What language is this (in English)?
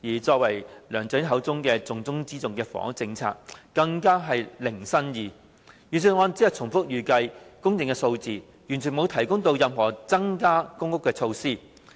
Cantonese